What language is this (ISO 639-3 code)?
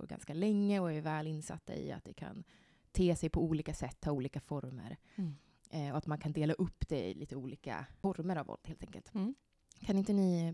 swe